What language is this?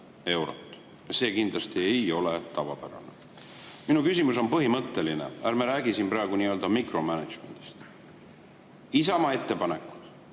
Estonian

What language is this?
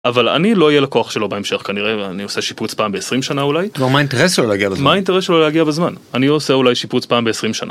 Hebrew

